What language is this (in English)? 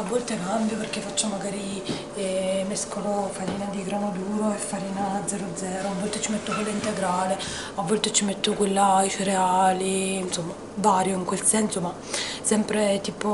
Italian